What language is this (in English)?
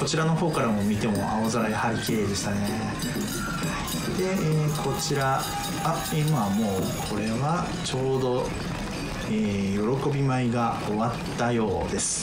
Japanese